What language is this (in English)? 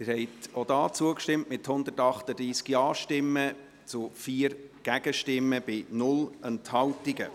Swiss German